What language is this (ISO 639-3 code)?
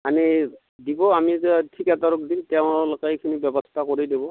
asm